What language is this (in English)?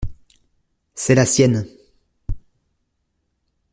French